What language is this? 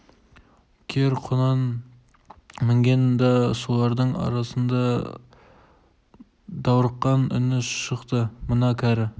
Kazakh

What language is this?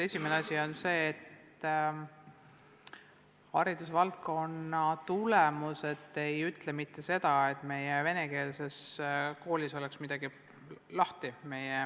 Estonian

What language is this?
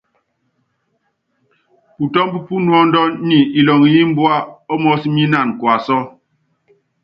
Yangben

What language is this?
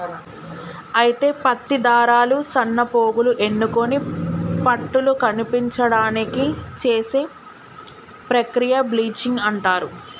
Telugu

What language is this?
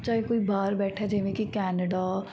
Punjabi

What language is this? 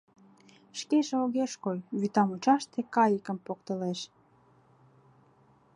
Mari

